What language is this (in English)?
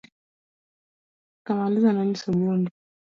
Luo (Kenya and Tanzania)